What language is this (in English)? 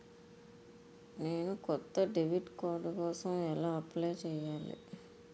Telugu